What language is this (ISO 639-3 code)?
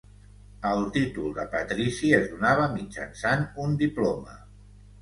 cat